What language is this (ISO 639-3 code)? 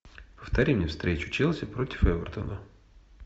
rus